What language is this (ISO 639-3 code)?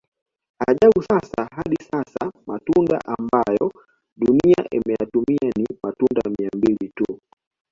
swa